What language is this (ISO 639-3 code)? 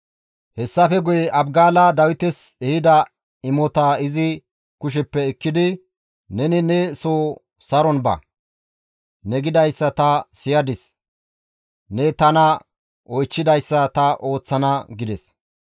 gmv